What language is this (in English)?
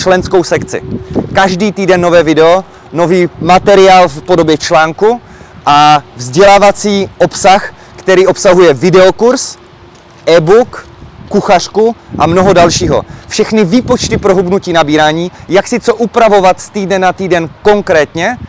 Czech